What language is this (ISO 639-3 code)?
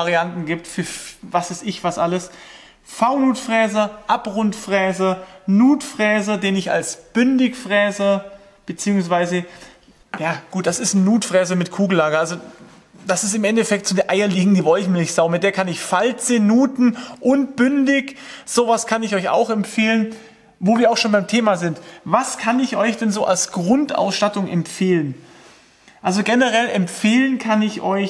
deu